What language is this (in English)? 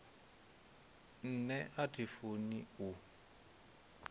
Venda